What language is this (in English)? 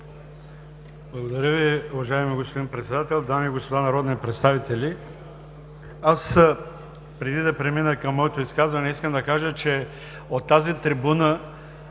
Bulgarian